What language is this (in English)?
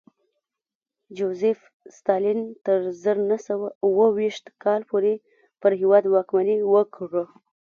Pashto